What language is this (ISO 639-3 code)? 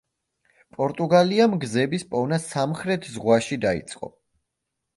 kat